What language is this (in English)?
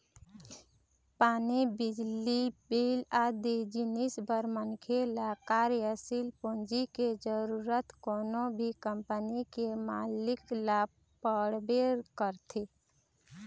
Chhattisgarhi